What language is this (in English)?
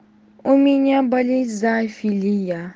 Russian